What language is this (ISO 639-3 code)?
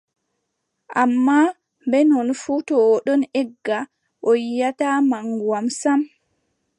fub